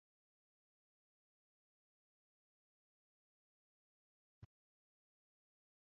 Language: Bangla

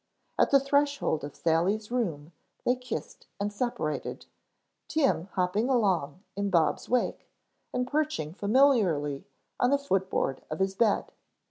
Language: English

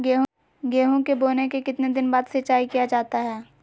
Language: Magahi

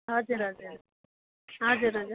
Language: Nepali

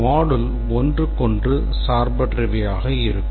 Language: Tamil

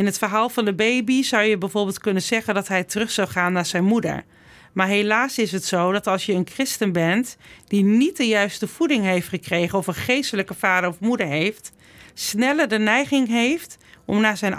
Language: Dutch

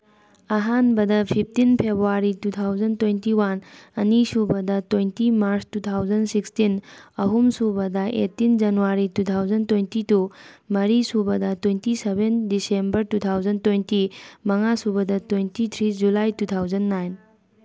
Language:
Manipuri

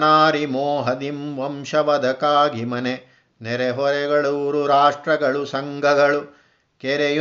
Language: Kannada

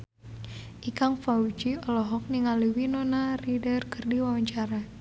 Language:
Sundanese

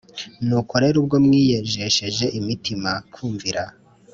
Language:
Kinyarwanda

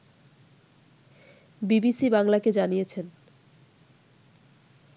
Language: Bangla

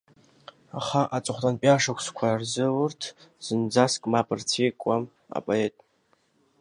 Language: Abkhazian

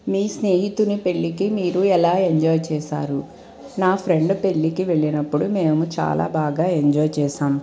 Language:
Telugu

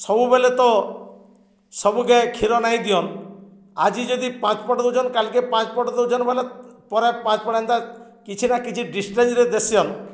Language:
Odia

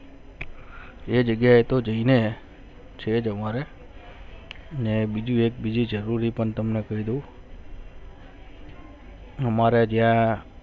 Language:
Gujarati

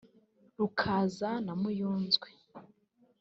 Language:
Kinyarwanda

